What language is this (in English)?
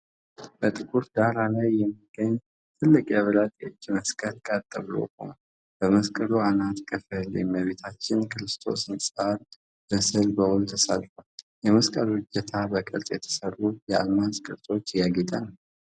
Amharic